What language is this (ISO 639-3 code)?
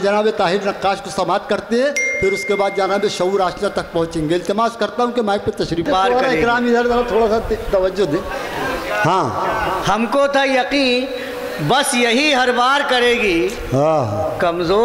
hin